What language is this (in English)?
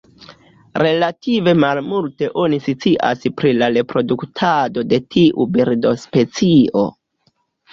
Esperanto